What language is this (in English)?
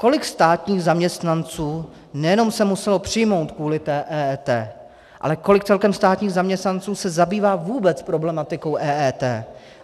Czech